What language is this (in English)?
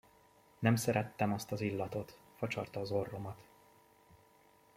Hungarian